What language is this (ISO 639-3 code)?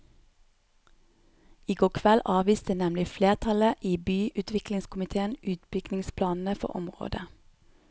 nor